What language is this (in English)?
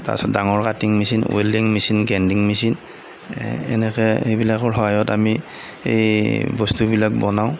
Assamese